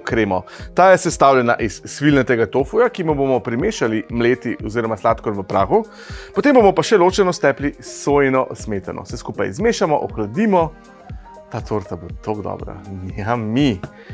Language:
Slovenian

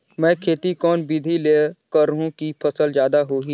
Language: Chhattisgarhi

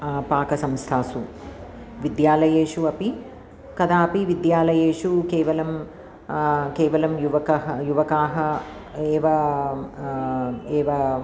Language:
Sanskrit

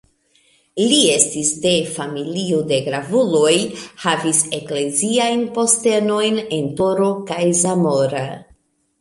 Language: Esperanto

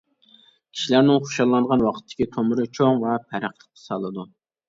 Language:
Uyghur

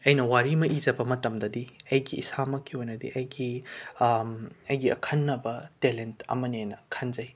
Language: Manipuri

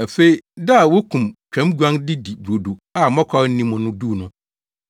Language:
Akan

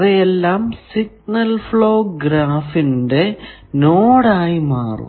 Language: Malayalam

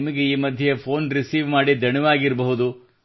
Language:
Kannada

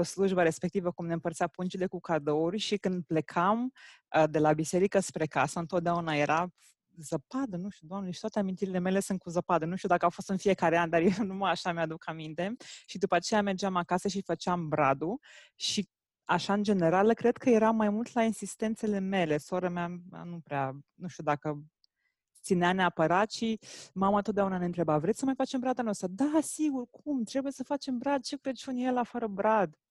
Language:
Romanian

